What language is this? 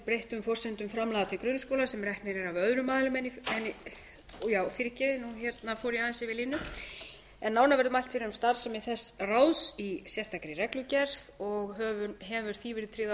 Icelandic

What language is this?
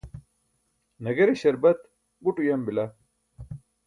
Burushaski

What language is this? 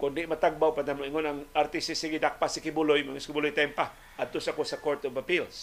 Filipino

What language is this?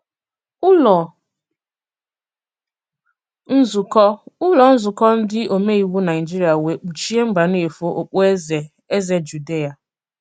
Igbo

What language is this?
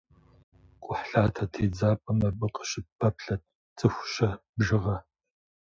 Kabardian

